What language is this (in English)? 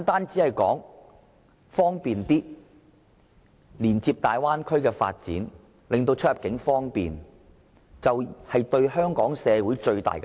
Cantonese